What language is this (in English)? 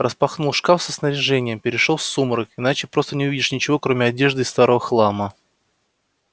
Russian